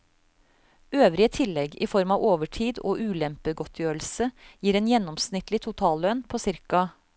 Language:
Norwegian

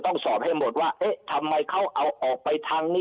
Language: Thai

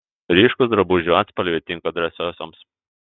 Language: Lithuanian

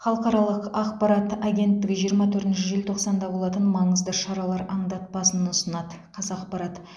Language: Kazakh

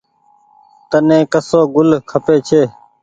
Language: Goaria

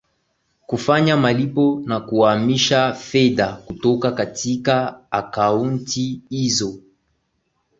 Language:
Swahili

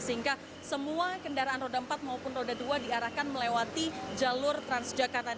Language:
Indonesian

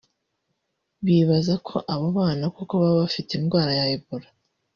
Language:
Kinyarwanda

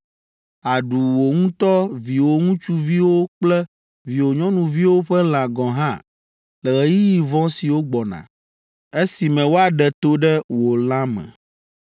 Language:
Ewe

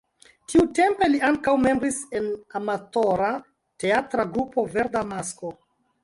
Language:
Esperanto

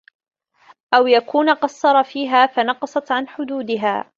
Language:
Arabic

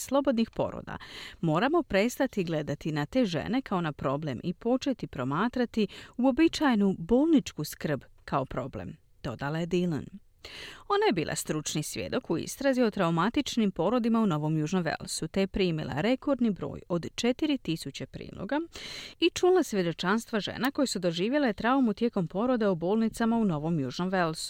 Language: Croatian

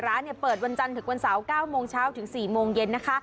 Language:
Thai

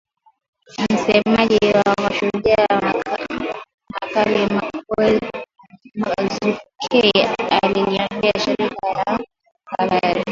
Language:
Swahili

